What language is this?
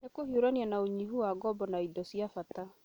Kikuyu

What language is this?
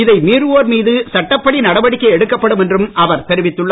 Tamil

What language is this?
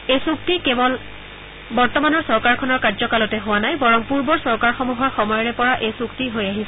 Assamese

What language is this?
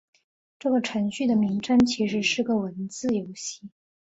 Chinese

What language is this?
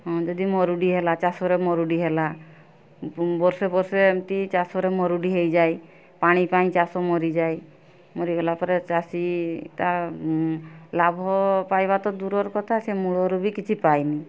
Odia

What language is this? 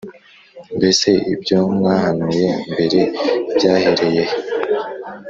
Kinyarwanda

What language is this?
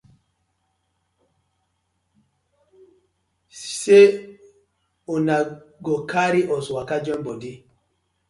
Nigerian Pidgin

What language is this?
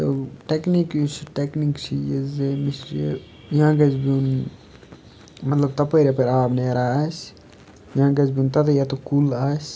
Kashmiri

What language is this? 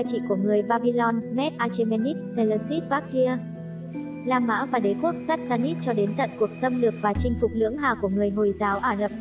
Vietnamese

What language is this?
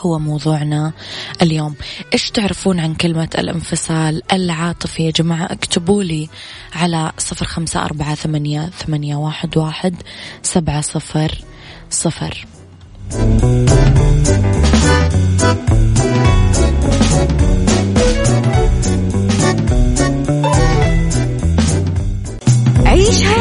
Arabic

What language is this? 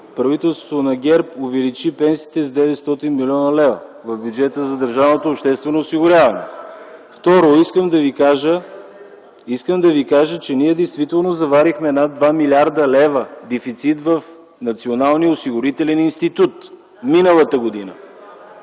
Bulgarian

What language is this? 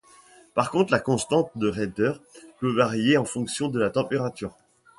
French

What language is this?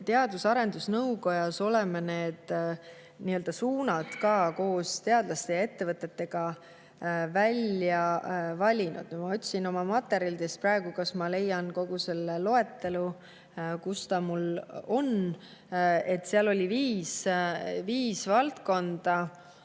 Estonian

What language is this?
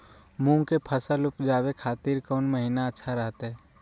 Magahi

